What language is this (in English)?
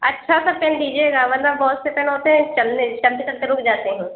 Urdu